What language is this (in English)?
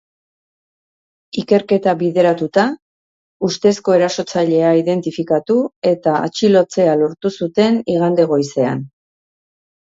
Basque